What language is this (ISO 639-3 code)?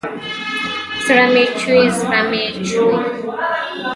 pus